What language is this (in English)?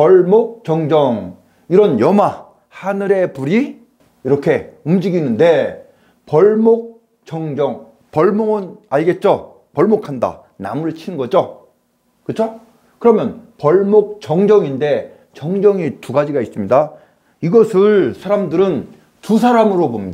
Korean